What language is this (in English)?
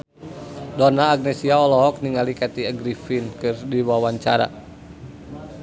Sundanese